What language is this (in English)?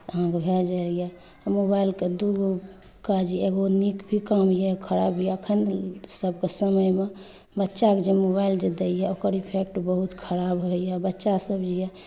Maithili